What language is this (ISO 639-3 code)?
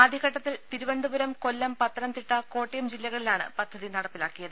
mal